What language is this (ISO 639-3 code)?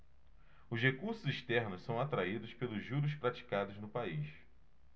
por